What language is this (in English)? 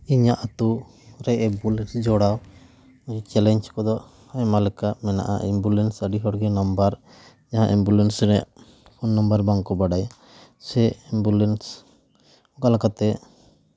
Santali